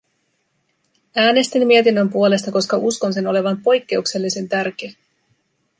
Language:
Finnish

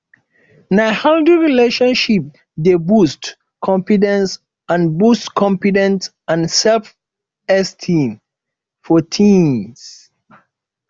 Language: Nigerian Pidgin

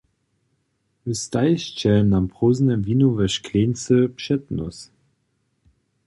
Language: Upper Sorbian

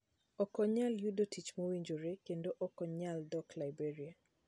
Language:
Luo (Kenya and Tanzania)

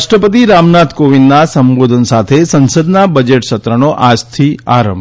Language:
Gujarati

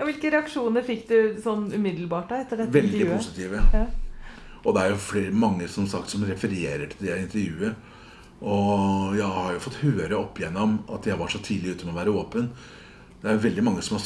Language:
Norwegian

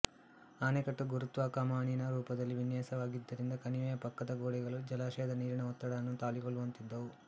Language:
Kannada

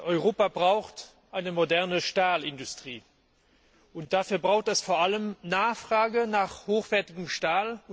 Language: German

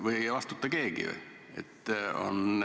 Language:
Estonian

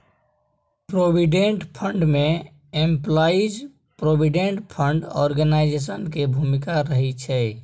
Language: Maithili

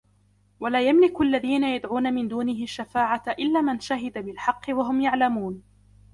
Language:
Arabic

